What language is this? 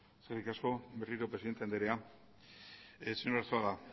Basque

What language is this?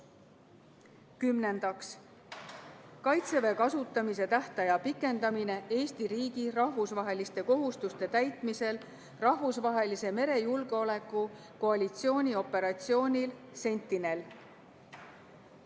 Estonian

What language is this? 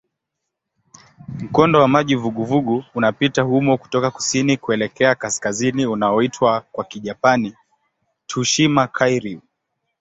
Swahili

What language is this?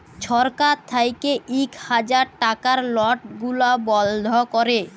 Bangla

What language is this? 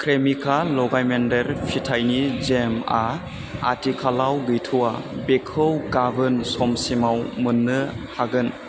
Bodo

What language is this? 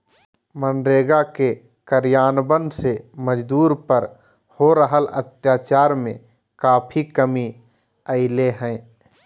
Magahi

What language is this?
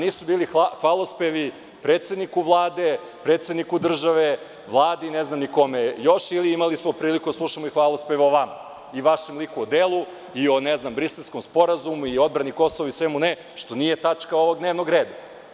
Serbian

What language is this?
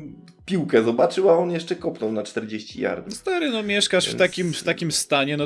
Polish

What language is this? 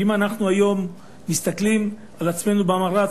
Hebrew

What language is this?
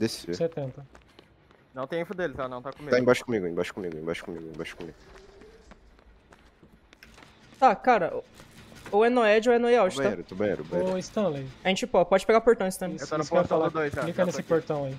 Portuguese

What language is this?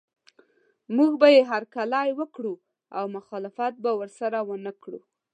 Pashto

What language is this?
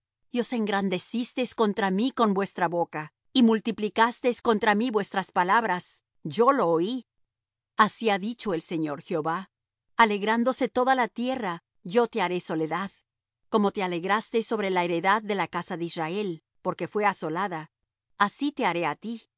Spanish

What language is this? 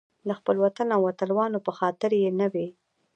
Pashto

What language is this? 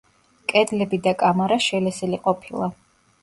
Georgian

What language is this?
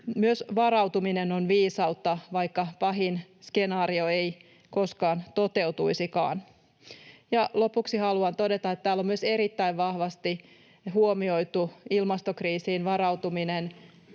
Finnish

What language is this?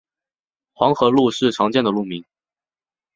Chinese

